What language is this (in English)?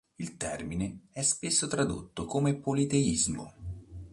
Italian